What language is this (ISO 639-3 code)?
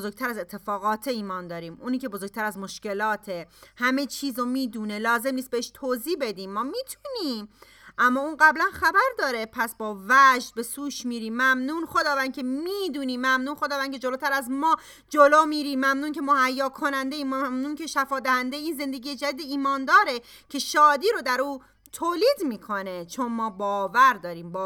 fas